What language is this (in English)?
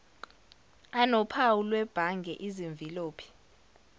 Zulu